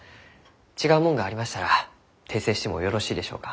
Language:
Japanese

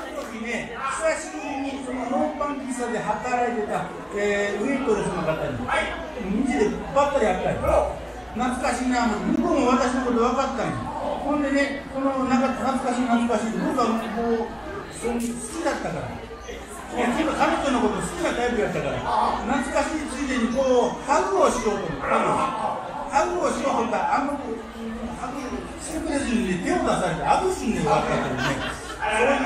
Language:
Japanese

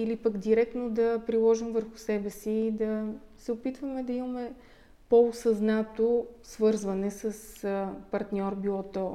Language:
Bulgarian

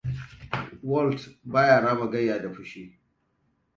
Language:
Hausa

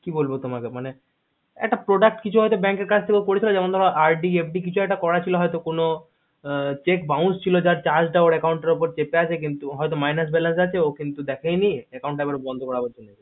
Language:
Bangla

